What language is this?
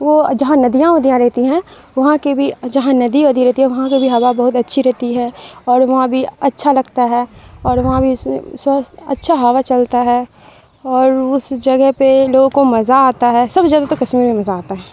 Urdu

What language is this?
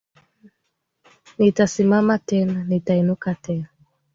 Swahili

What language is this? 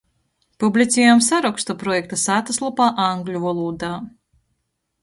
Latgalian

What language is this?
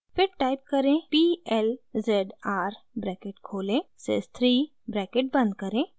Hindi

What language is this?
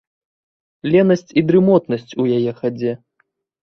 Belarusian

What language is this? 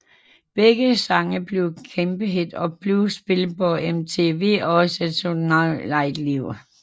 Danish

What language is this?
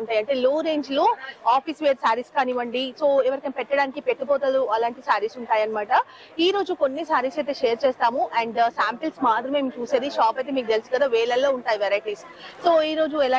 Telugu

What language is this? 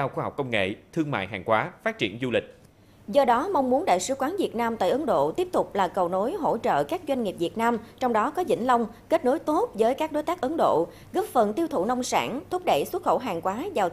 Vietnamese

